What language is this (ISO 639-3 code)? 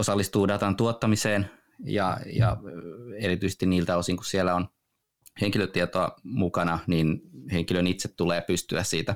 fin